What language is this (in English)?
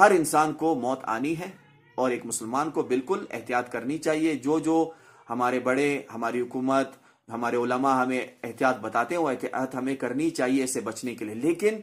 Urdu